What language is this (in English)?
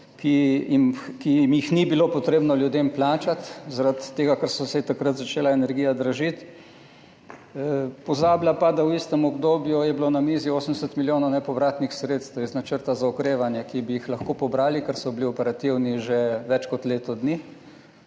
Slovenian